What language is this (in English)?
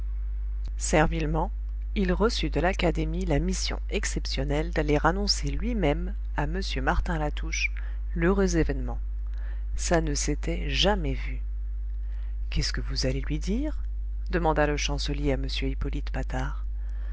French